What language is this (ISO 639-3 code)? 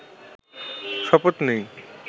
ben